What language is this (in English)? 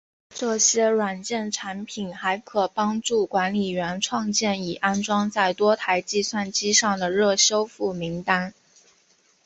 Chinese